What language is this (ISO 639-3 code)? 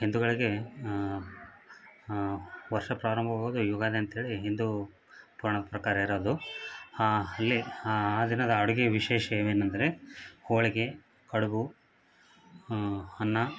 kan